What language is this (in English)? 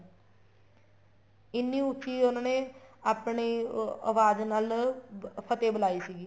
Punjabi